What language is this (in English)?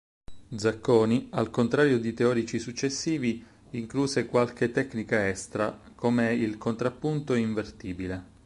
Italian